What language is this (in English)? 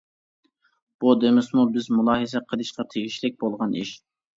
Uyghur